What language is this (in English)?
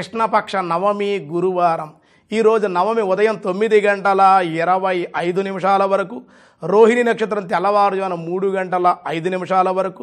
Indonesian